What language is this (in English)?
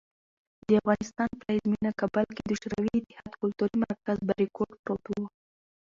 Pashto